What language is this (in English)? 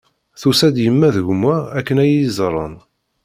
Kabyle